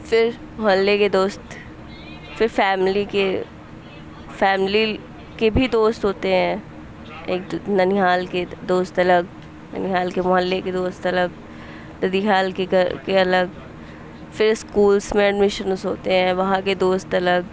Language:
Urdu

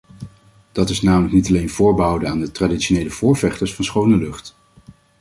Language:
Dutch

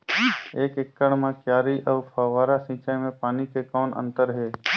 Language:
Chhattisgarhi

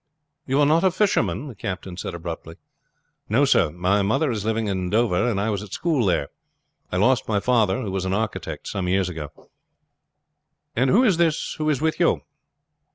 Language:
English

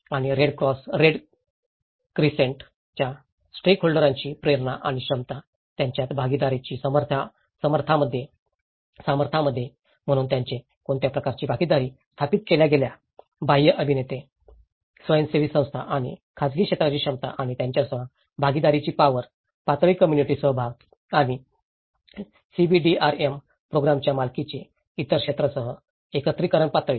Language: Marathi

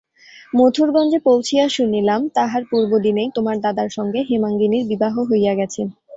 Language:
Bangla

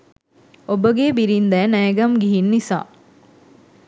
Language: Sinhala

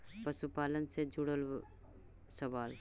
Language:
Magahi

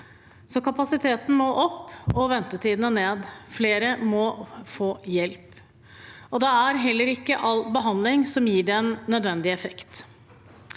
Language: Norwegian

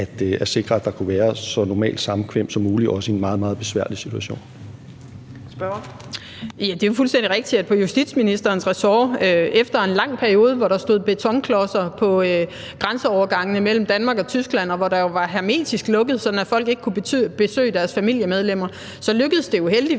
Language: Danish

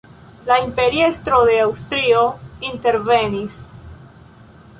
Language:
Esperanto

